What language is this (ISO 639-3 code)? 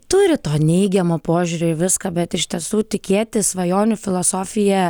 lit